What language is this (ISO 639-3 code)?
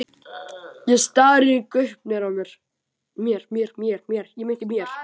isl